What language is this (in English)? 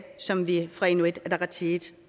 Danish